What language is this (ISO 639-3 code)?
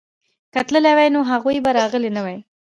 pus